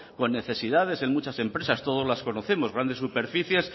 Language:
Spanish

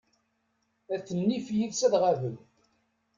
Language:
Kabyle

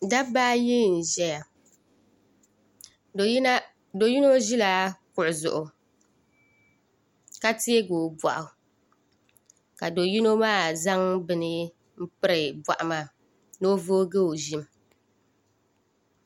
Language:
Dagbani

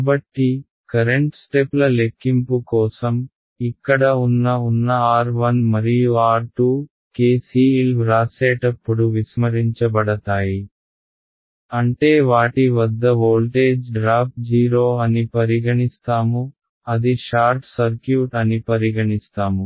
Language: Telugu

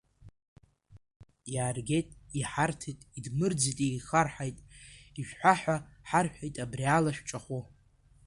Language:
Abkhazian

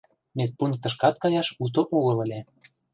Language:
Mari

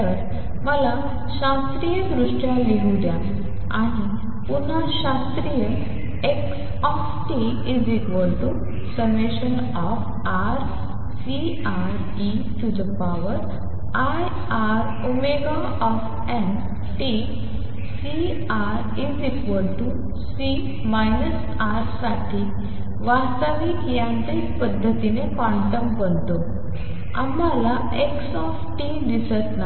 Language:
Marathi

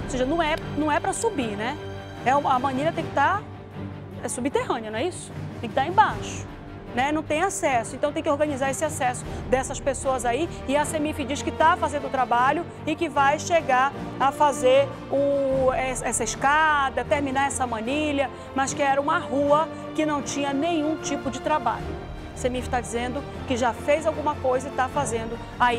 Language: Portuguese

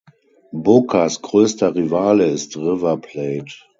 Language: German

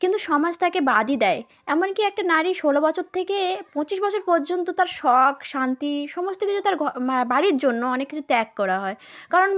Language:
Bangla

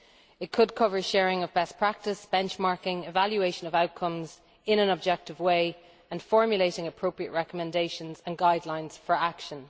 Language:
English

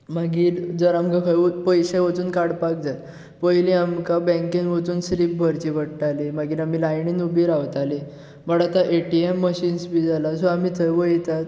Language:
Konkani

